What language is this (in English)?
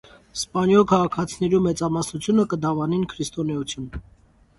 Armenian